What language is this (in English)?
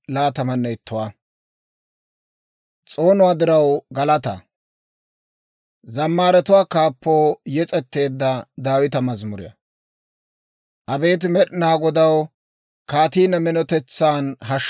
Dawro